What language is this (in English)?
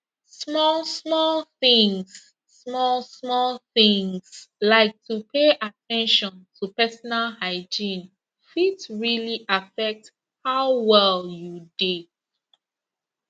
Nigerian Pidgin